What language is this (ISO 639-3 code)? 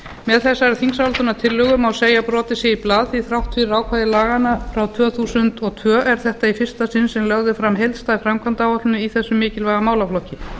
isl